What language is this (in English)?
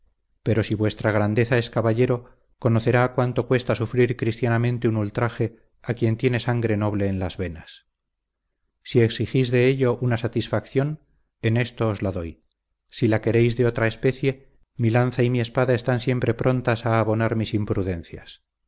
Spanish